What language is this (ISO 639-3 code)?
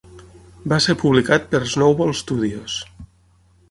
cat